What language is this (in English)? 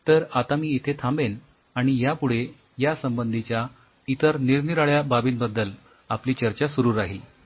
Marathi